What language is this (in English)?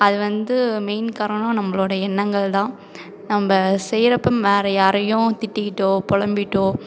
Tamil